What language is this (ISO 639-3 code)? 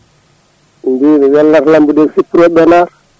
ful